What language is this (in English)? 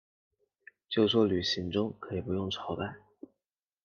Chinese